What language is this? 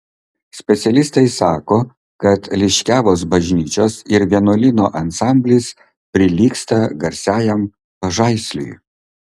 Lithuanian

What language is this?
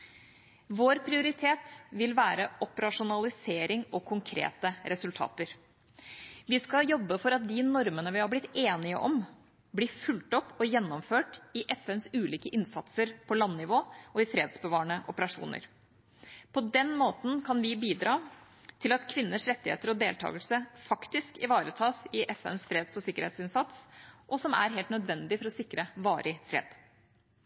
Norwegian Bokmål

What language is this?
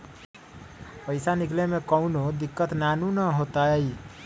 Magahi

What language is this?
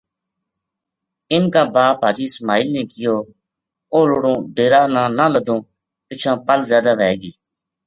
Gujari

